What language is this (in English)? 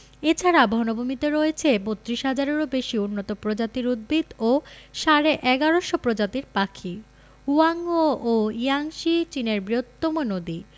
Bangla